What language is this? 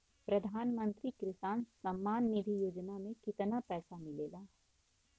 Bhojpuri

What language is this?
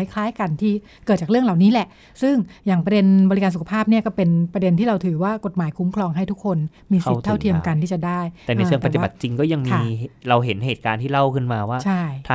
Thai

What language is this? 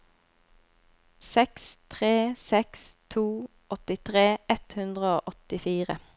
Norwegian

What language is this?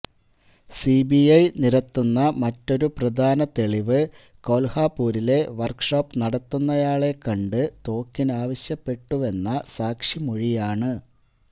Malayalam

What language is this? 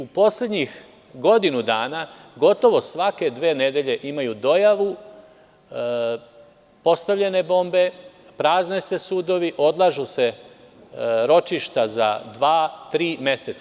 Serbian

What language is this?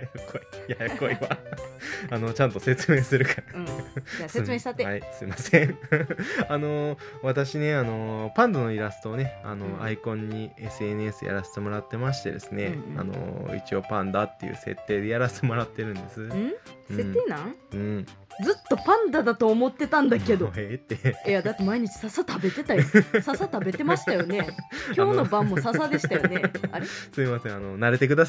Japanese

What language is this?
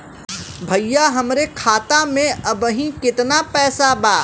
Bhojpuri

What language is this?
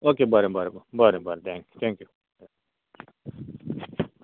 Konkani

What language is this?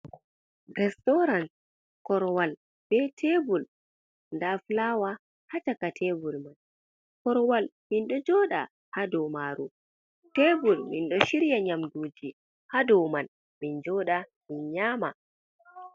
Fula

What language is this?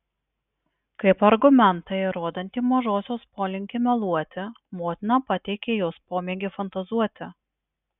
Lithuanian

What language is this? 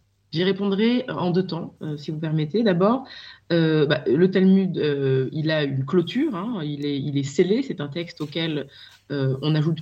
French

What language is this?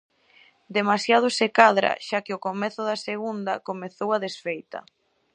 Galician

